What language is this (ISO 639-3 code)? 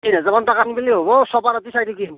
asm